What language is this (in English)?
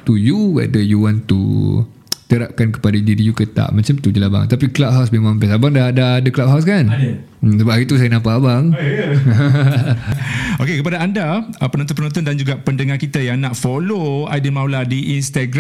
Malay